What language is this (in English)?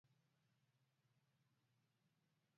Swahili